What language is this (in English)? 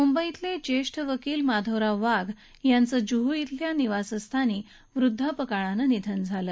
Marathi